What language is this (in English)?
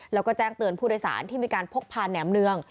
Thai